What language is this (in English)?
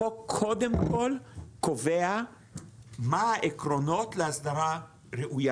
Hebrew